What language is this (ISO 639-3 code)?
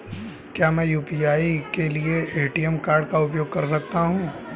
hin